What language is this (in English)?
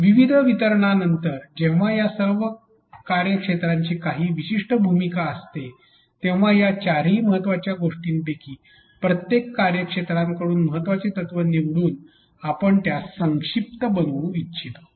Marathi